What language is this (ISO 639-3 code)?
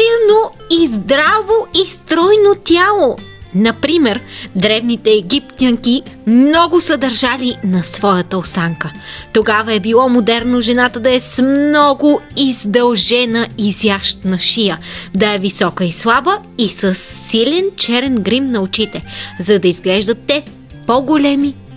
bul